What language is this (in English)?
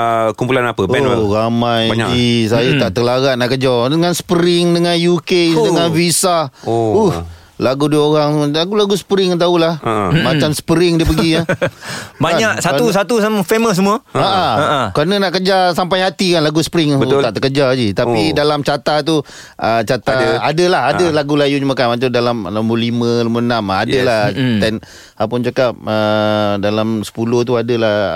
Malay